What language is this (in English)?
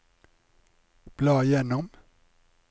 Norwegian